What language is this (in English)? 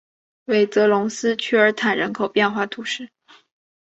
Chinese